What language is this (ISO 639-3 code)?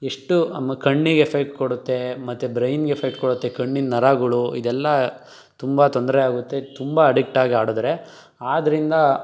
kan